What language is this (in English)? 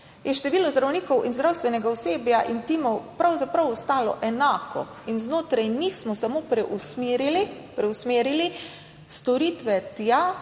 Slovenian